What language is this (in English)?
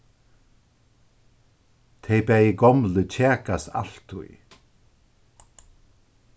Faroese